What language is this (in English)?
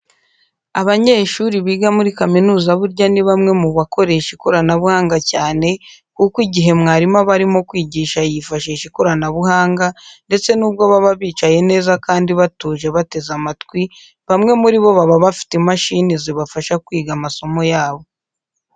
Kinyarwanda